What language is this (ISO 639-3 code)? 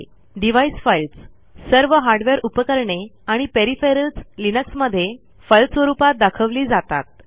mar